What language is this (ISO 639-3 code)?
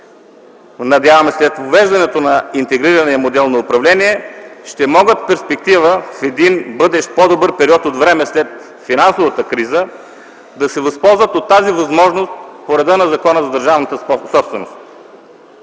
bul